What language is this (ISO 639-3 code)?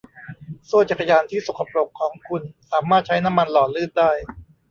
tha